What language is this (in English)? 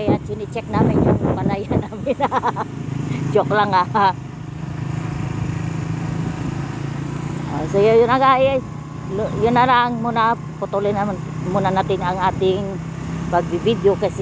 Filipino